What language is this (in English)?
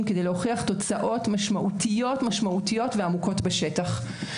Hebrew